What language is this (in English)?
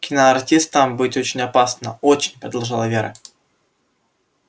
Russian